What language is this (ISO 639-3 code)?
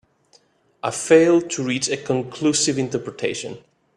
eng